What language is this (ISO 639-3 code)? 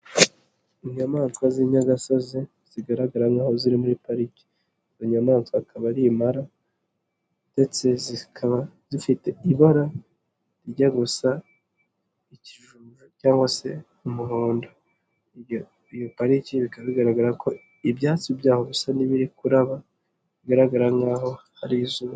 kin